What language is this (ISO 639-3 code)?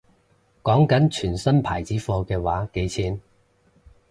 yue